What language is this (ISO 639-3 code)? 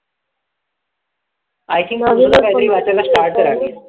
mar